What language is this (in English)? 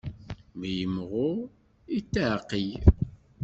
Kabyle